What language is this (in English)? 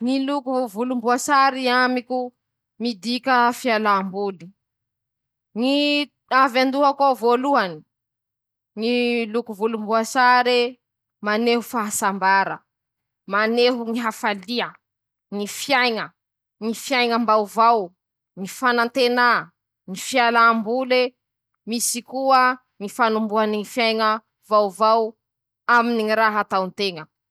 Masikoro Malagasy